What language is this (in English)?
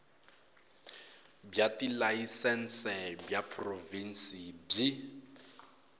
Tsonga